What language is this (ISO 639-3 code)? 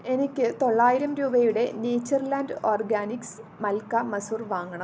mal